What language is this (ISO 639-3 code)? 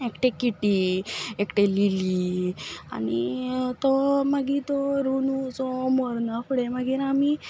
kok